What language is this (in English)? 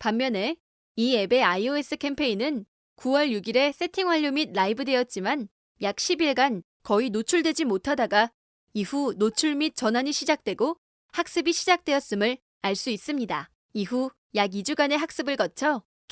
Korean